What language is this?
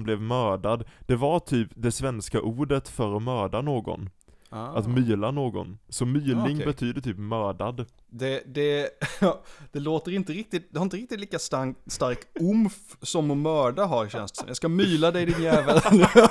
Swedish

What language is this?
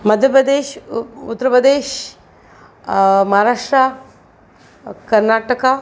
Sindhi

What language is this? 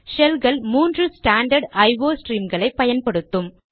Tamil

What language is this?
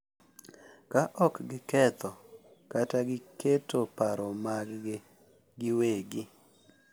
Luo (Kenya and Tanzania)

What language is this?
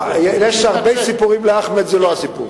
Hebrew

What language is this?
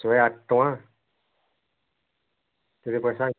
Odia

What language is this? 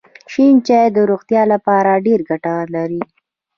Pashto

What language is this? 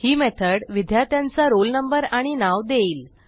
Marathi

